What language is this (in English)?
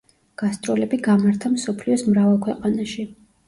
Georgian